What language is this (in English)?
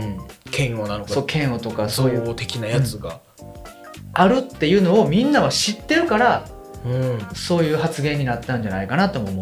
Japanese